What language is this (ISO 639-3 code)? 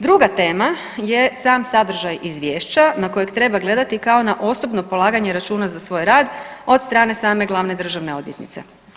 hrv